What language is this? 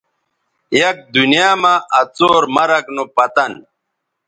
Bateri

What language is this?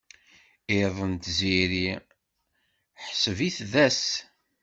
Kabyle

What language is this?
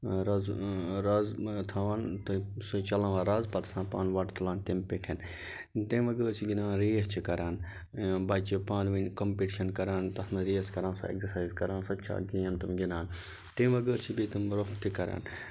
Kashmiri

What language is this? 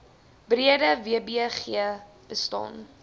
Afrikaans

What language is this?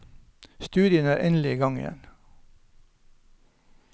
Norwegian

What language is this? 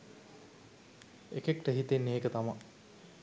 Sinhala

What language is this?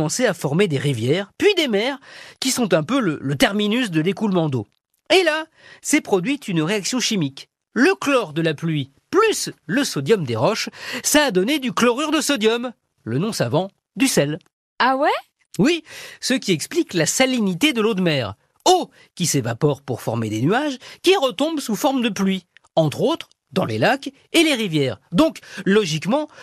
French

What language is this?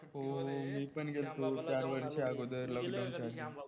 Marathi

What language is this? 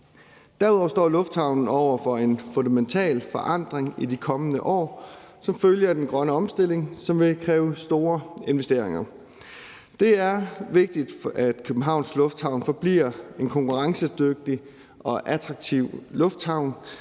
Danish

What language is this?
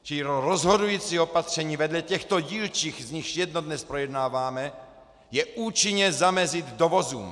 Czech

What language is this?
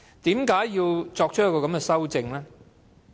Cantonese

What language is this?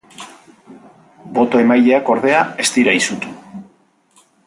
Basque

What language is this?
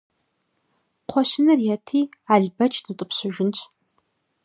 Kabardian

